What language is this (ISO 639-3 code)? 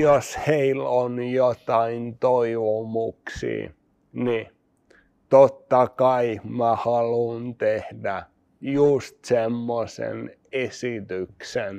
fin